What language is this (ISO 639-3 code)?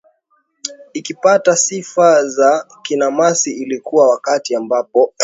swa